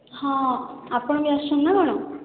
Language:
Odia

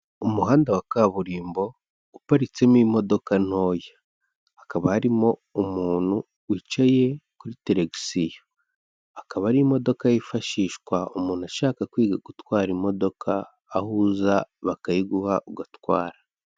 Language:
Kinyarwanda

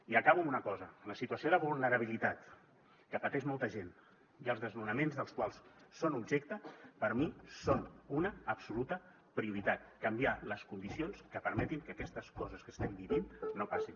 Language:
Catalan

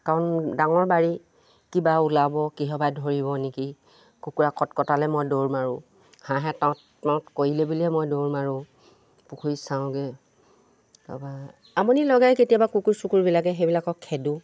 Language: Assamese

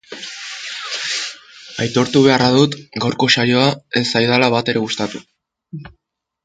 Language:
Basque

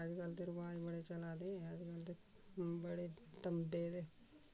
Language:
Dogri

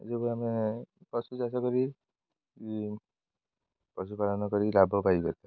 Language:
Odia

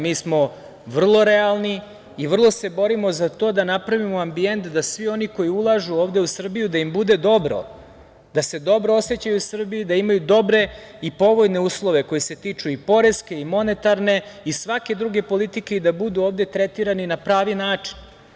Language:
Serbian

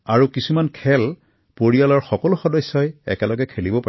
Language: Assamese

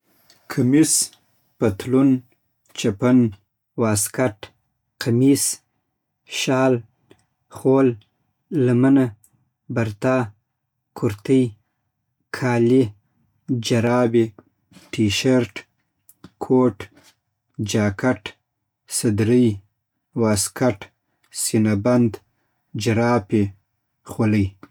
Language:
Southern Pashto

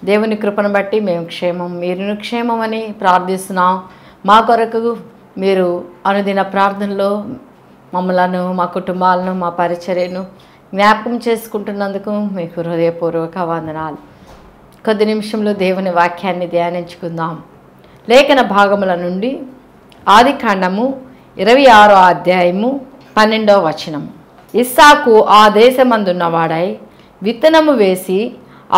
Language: Telugu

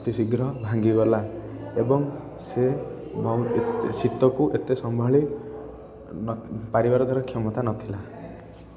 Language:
Odia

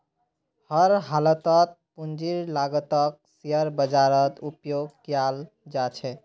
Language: Magahi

